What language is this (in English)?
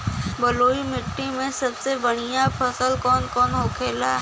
Bhojpuri